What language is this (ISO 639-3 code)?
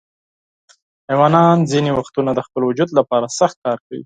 pus